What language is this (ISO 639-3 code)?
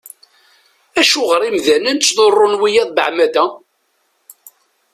kab